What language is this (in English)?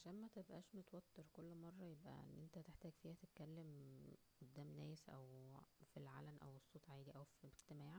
Egyptian Arabic